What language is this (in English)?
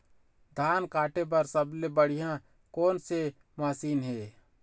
Chhattisgarhi